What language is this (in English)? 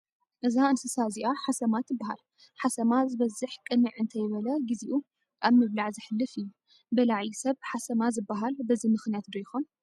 Tigrinya